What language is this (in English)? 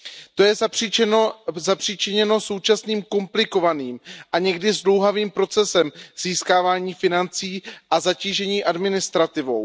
Czech